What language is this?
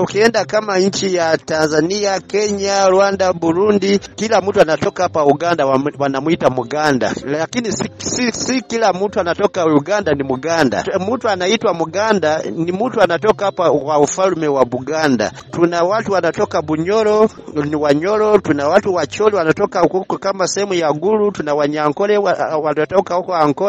Swahili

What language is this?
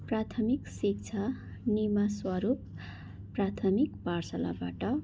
Nepali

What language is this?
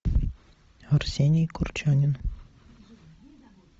Russian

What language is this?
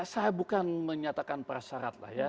Indonesian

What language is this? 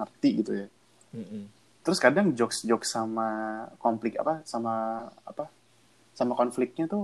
Indonesian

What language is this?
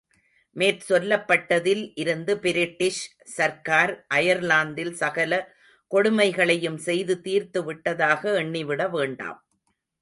Tamil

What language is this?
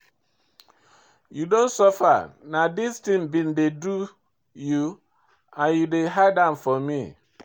Nigerian Pidgin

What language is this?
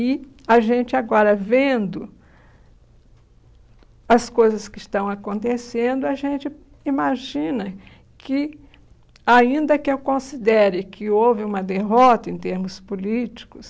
Portuguese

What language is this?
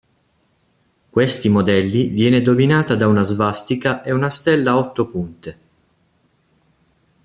Italian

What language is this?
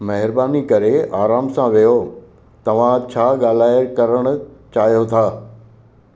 Sindhi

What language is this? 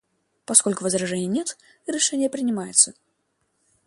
Russian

